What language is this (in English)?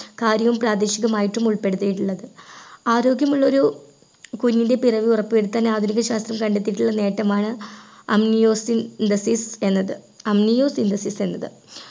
Malayalam